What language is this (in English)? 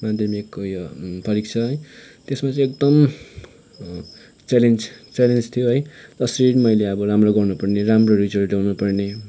Nepali